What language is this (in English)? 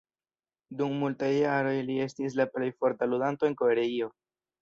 Esperanto